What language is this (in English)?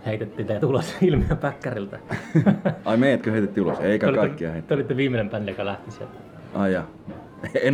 Finnish